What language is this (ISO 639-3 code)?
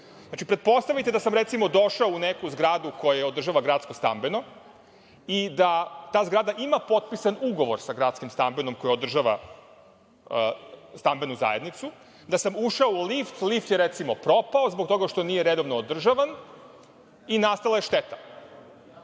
srp